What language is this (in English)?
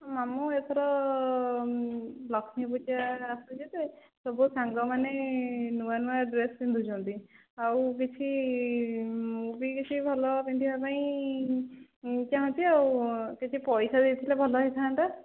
Odia